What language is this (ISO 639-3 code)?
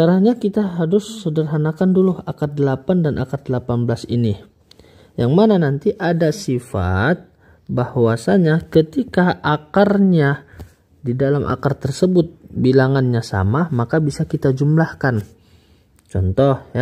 ind